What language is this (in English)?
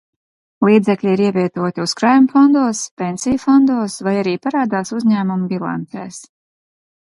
Latvian